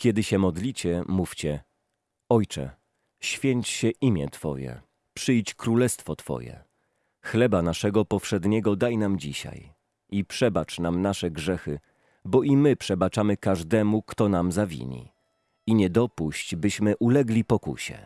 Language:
Polish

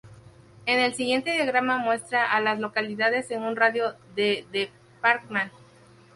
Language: Spanish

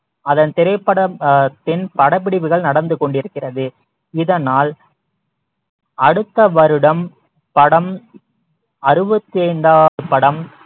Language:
Tamil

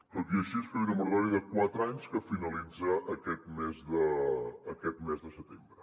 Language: Catalan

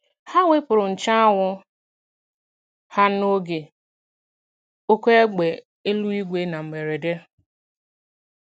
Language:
Igbo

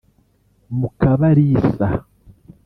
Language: Kinyarwanda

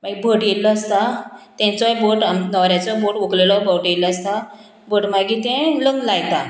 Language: Konkani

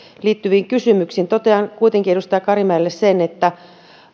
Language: Finnish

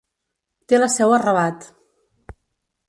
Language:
Catalan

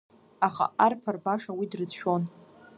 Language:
Abkhazian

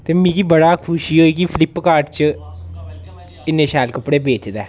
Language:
Dogri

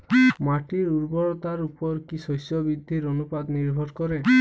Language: Bangla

